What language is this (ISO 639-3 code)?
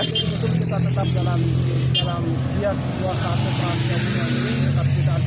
ind